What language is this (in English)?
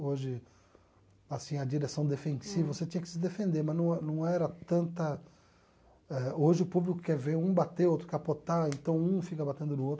Portuguese